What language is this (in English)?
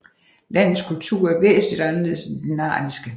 Danish